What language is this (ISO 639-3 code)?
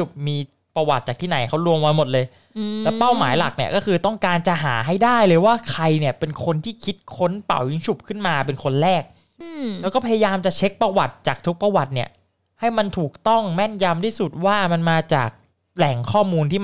tha